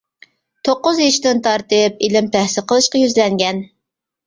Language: Uyghur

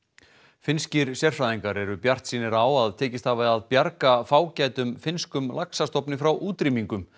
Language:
Icelandic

